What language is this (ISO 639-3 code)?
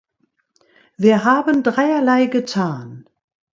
deu